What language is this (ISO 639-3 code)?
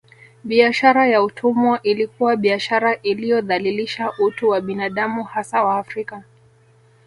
swa